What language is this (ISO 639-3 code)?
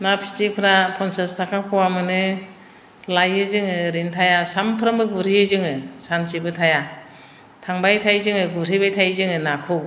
brx